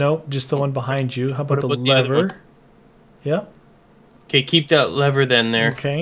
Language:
English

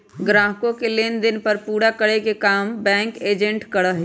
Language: Magahi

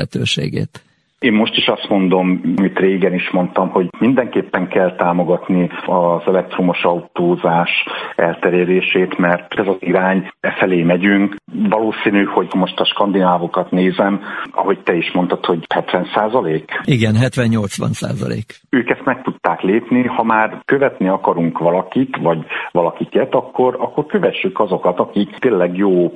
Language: Hungarian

